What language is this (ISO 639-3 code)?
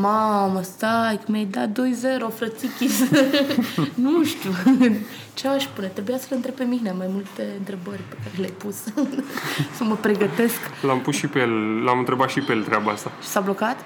ron